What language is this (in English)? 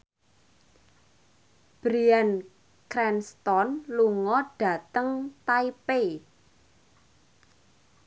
Javanese